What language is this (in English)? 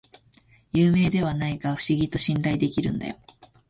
Japanese